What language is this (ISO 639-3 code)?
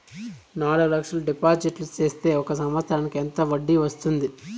tel